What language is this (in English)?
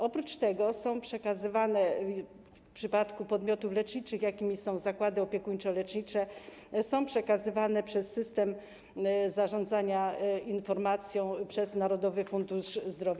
Polish